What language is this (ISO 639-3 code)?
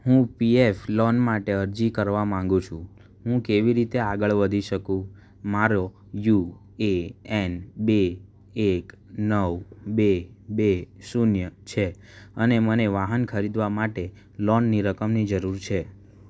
guj